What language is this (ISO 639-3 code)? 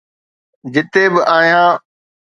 snd